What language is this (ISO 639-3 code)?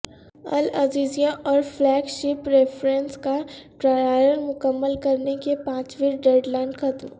urd